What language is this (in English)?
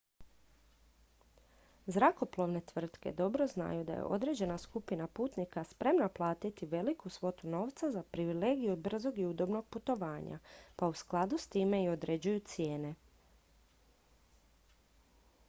Croatian